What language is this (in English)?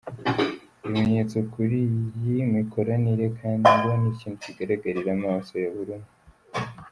Kinyarwanda